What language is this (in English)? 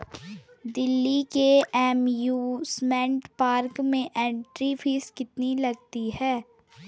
Hindi